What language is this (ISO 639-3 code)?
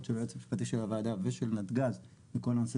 heb